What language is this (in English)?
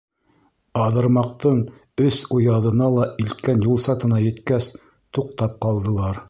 Bashkir